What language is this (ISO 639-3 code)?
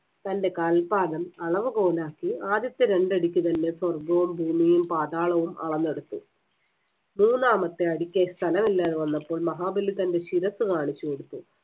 mal